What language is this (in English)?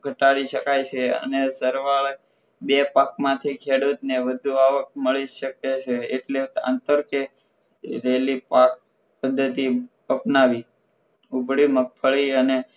Gujarati